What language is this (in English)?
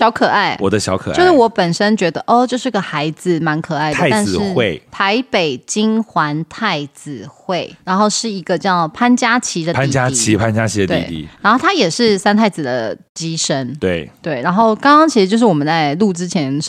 Chinese